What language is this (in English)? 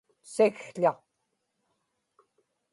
Inupiaq